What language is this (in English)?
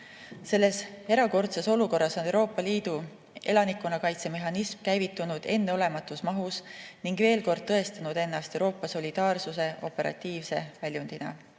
Estonian